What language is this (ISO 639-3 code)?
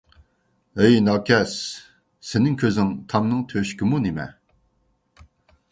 uig